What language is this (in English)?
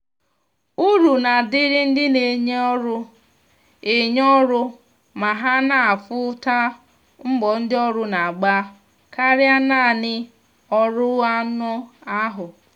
Igbo